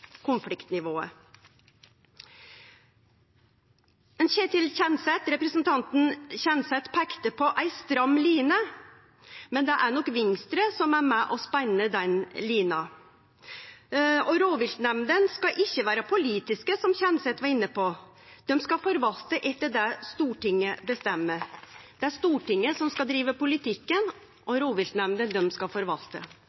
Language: Norwegian Nynorsk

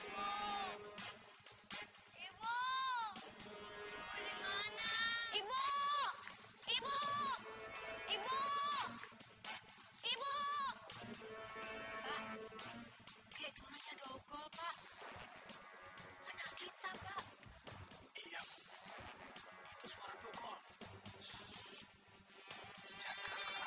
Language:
Indonesian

